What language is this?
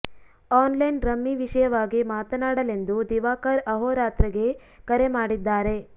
Kannada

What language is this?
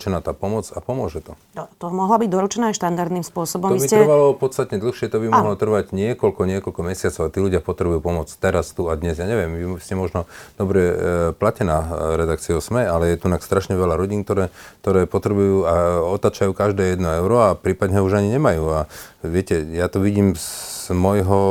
Slovak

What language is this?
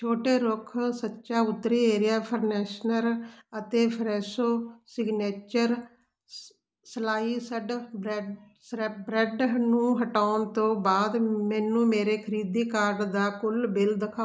Punjabi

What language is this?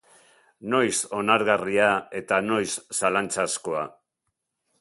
Basque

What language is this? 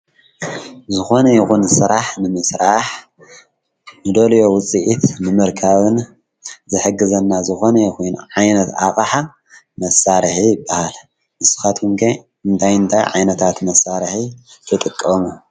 Tigrinya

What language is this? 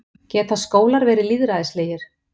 Icelandic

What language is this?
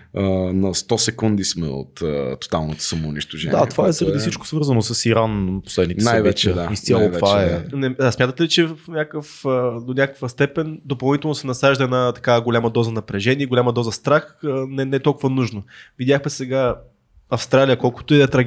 Bulgarian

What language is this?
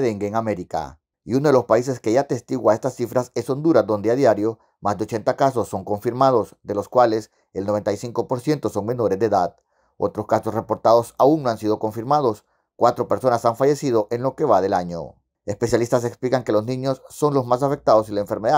Spanish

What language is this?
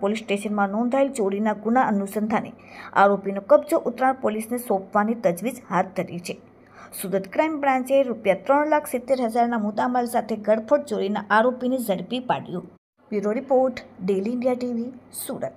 Gujarati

